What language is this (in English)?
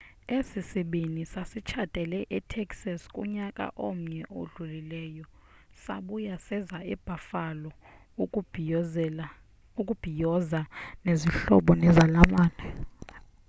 Xhosa